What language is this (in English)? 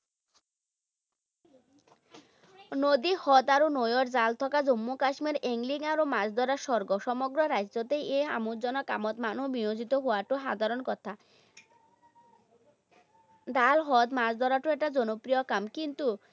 Assamese